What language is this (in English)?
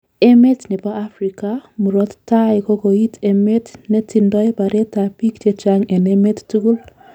Kalenjin